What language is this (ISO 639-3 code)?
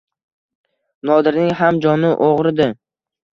uzb